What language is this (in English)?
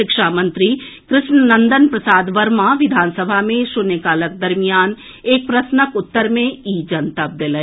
Maithili